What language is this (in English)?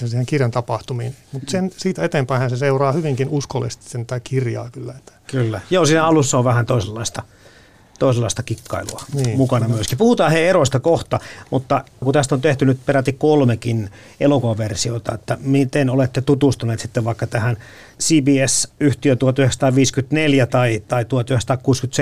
Finnish